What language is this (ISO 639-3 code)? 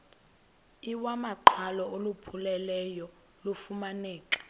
xho